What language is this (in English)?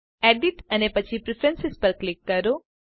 Gujarati